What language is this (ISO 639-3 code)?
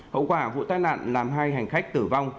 vie